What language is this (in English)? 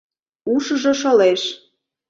Mari